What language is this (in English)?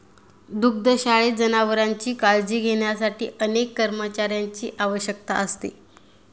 Marathi